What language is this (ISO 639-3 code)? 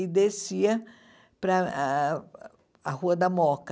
por